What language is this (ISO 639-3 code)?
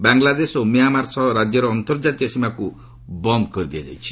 ori